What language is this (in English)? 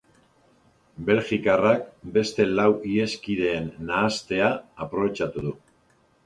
Basque